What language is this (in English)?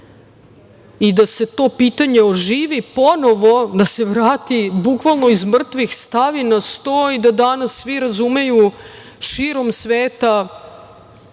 Serbian